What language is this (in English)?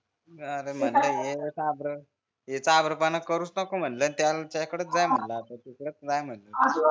Marathi